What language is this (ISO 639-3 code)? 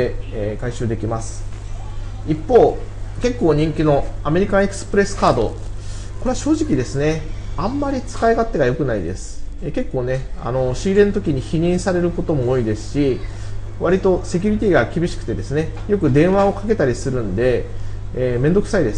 jpn